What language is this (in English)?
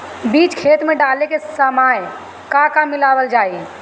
Bhojpuri